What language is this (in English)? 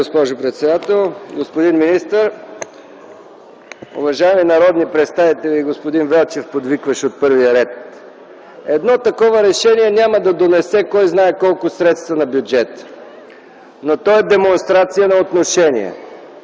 Bulgarian